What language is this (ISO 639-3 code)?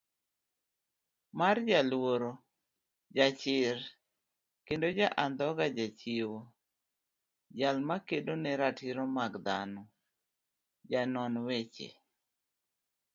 luo